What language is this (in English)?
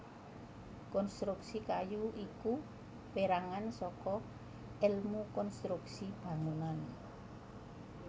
Javanese